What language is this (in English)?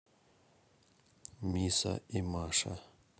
Russian